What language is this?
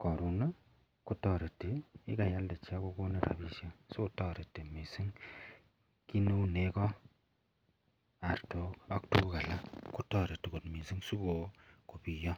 Kalenjin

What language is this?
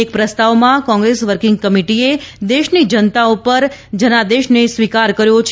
Gujarati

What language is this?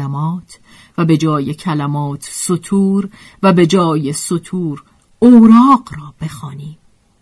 Persian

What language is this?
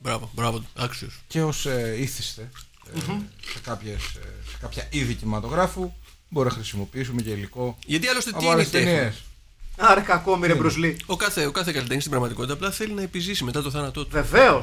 Greek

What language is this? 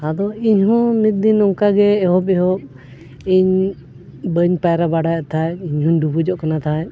Santali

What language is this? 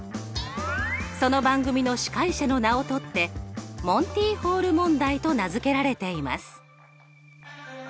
Japanese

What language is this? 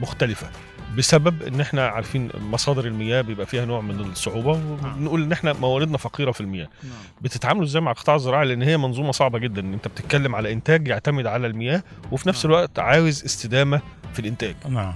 Arabic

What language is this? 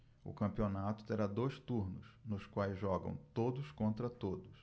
Portuguese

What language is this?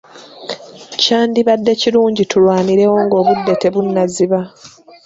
Ganda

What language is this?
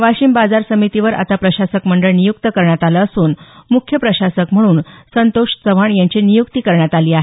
Marathi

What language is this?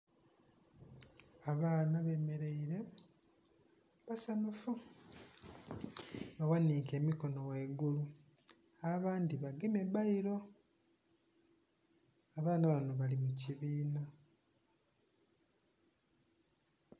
Soga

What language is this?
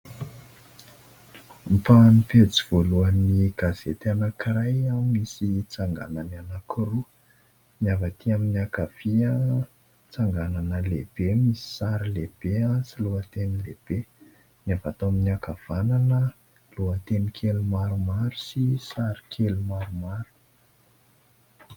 Malagasy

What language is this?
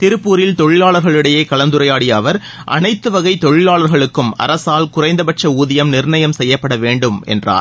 Tamil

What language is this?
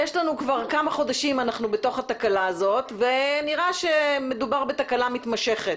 Hebrew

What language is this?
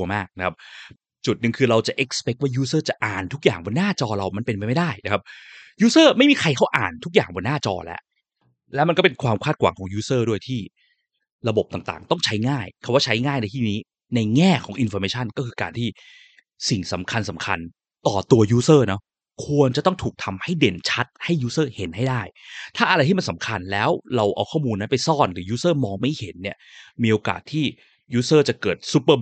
Thai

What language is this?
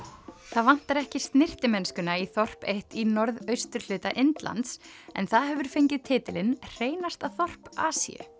Icelandic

